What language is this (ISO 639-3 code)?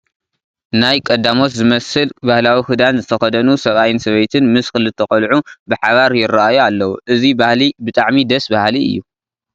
tir